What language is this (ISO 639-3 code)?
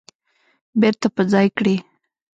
pus